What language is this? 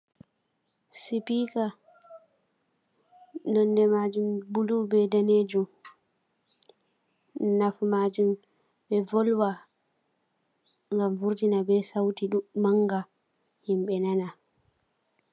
Fula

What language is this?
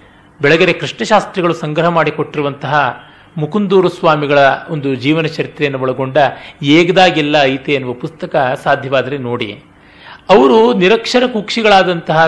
Kannada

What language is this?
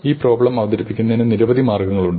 Malayalam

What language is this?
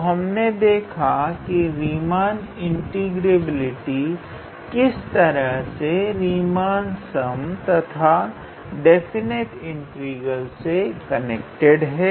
Hindi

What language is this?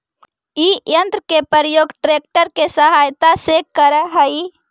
Magahi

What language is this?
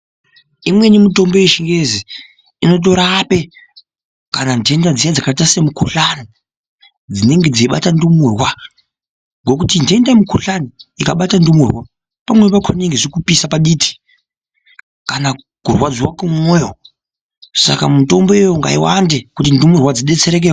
Ndau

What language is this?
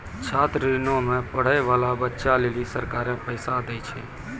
Maithili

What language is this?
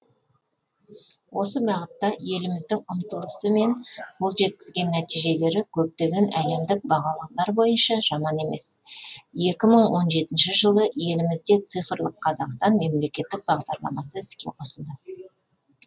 Kazakh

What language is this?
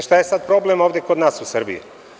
Serbian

